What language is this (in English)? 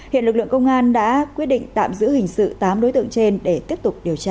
Vietnamese